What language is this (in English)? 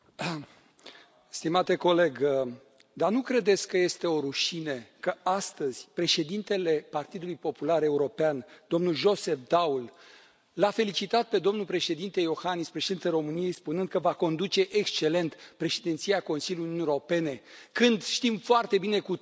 Romanian